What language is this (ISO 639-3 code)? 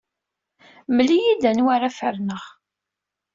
kab